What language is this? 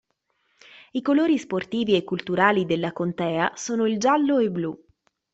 Italian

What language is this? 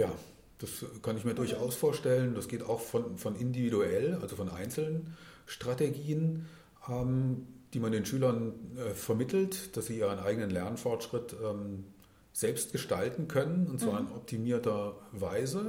German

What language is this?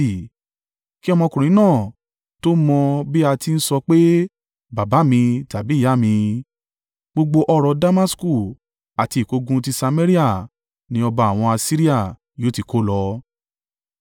Yoruba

